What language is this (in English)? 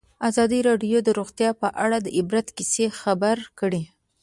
Pashto